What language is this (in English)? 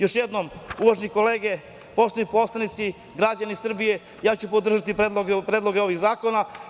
Serbian